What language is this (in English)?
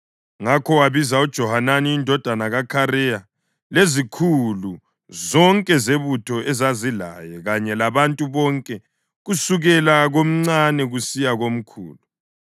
North Ndebele